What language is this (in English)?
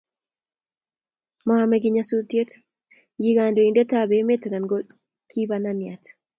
Kalenjin